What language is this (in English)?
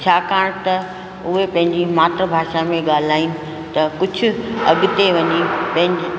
Sindhi